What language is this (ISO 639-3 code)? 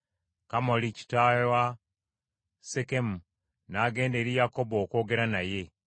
lug